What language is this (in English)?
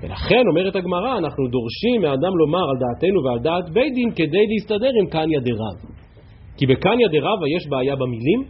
Hebrew